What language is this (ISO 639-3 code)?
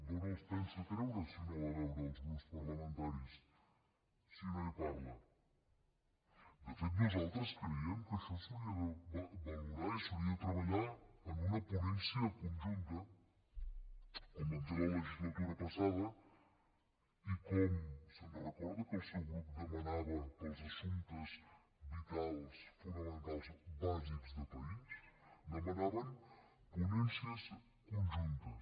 cat